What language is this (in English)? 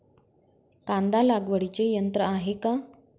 Marathi